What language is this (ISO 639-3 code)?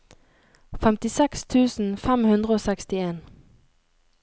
nor